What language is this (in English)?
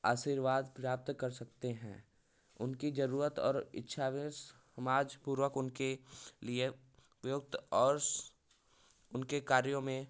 Hindi